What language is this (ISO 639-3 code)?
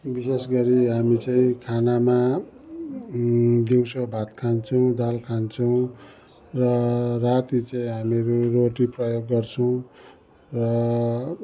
nep